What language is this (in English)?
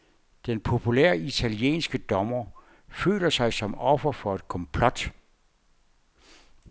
Danish